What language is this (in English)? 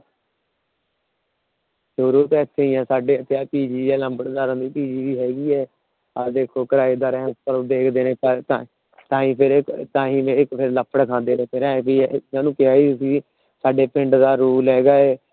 Punjabi